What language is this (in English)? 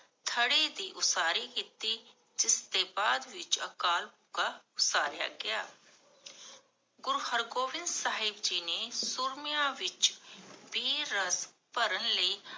Punjabi